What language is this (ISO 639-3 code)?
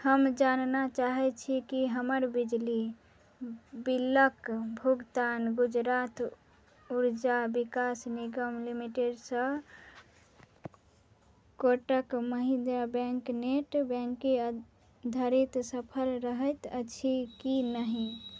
mai